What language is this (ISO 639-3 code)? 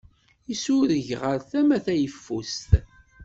kab